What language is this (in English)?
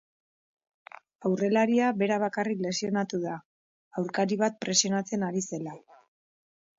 Basque